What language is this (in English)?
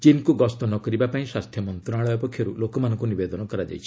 Odia